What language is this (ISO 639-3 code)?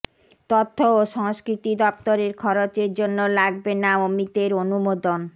ben